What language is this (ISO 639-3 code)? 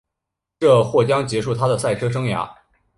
zho